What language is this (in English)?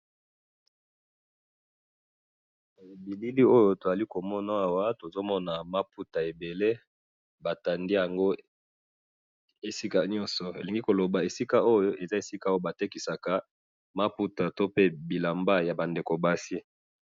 Lingala